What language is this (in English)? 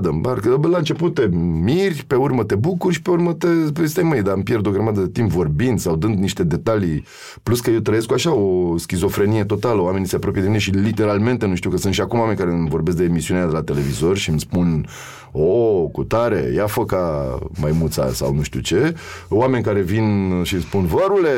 Romanian